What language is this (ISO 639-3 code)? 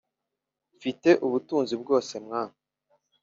kin